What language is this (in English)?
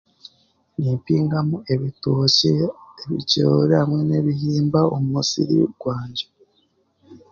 Chiga